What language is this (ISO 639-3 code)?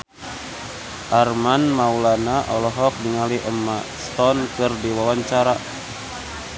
sun